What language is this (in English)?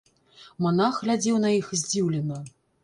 Belarusian